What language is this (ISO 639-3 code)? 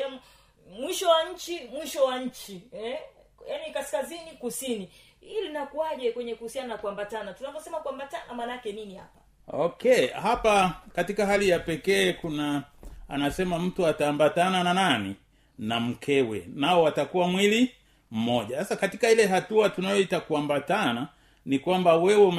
swa